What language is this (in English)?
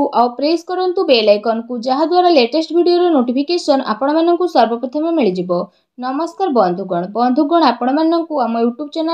Romanian